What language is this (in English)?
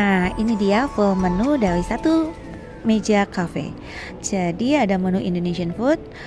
Indonesian